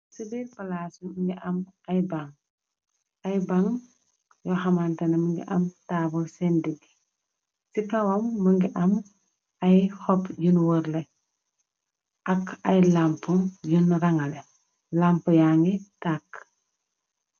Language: Wolof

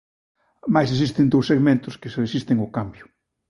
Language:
Galician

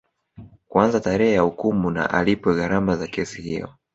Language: Swahili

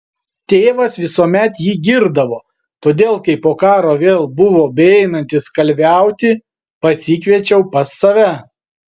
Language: Lithuanian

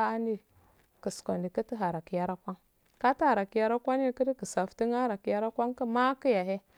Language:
Afade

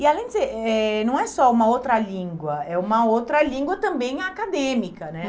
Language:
Portuguese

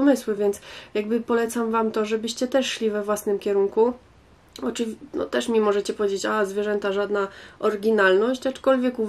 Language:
Polish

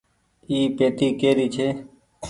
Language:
Goaria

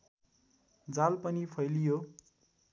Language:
Nepali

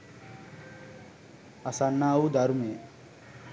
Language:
Sinhala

